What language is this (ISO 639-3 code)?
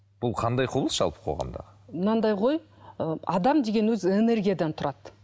kaz